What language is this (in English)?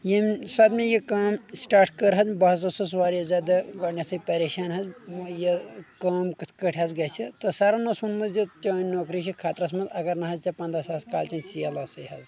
Kashmiri